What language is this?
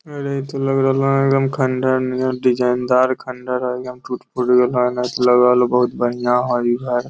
Magahi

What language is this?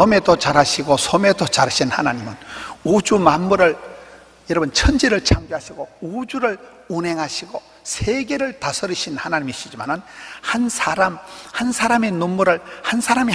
Korean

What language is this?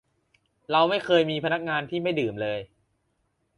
Thai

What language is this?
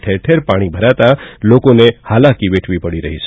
Gujarati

